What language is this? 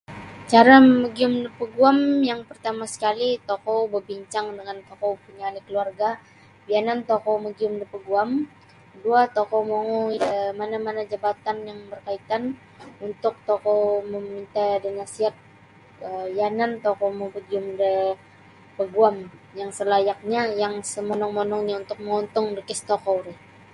Sabah Bisaya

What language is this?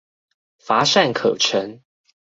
Chinese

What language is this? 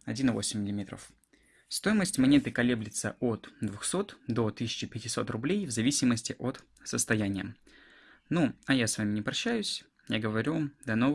Russian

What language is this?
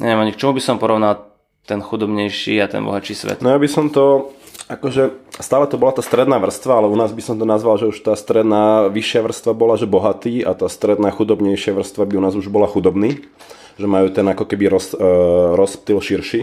Slovak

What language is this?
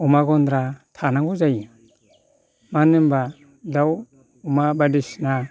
Bodo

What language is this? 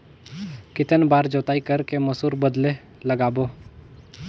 Chhattisgarhi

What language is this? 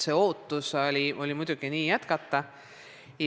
Estonian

